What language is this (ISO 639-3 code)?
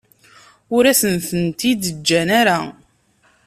kab